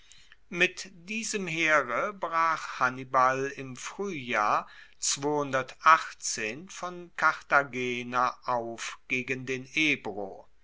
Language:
German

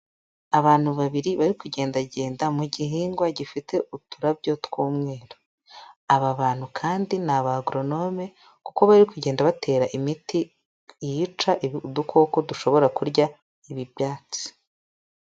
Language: Kinyarwanda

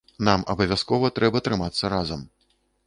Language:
Belarusian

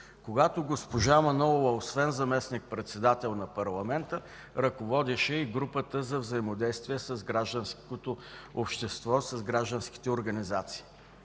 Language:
Bulgarian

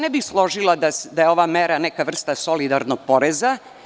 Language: Serbian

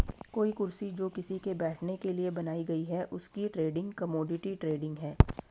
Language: Hindi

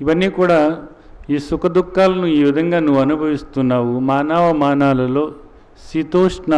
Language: Hindi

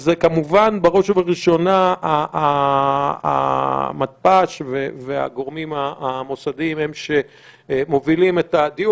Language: Hebrew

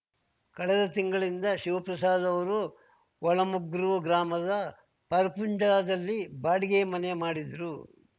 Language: Kannada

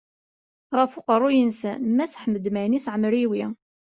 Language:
Kabyle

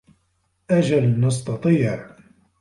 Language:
Arabic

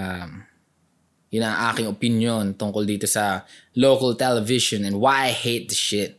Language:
Filipino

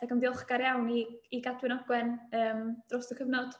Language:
Welsh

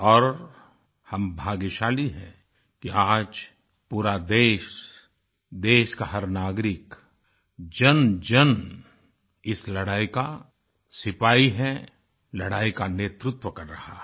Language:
Hindi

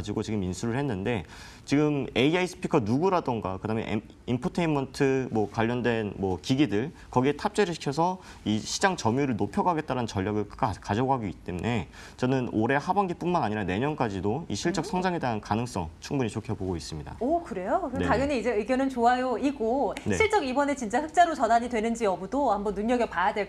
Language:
Korean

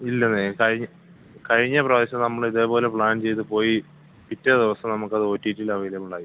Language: Malayalam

